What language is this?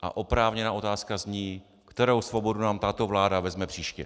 Czech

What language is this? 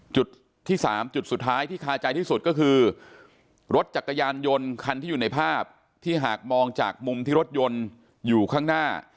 Thai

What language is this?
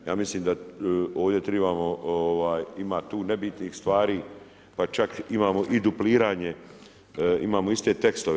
Croatian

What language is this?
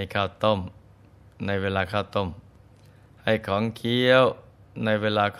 Thai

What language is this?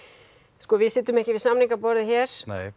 Icelandic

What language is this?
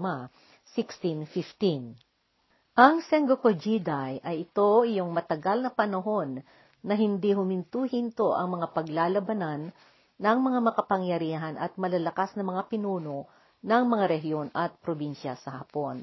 Filipino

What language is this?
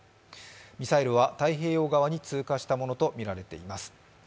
Japanese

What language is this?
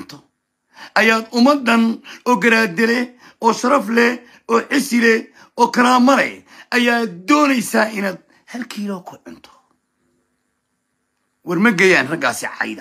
Arabic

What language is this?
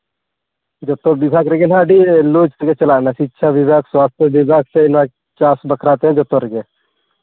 Santali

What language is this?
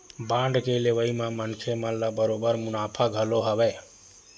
Chhattisgarhi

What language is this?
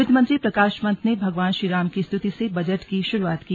Hindi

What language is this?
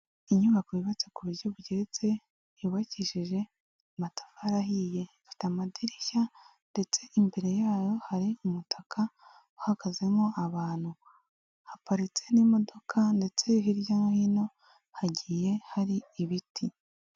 Kinyarwanda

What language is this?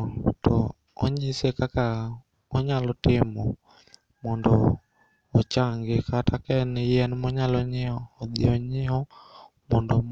Luo (Kenya and Tanzania)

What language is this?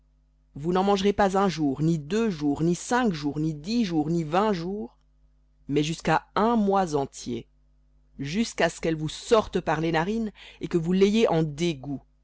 French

